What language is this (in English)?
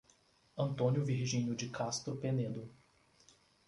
Portuguese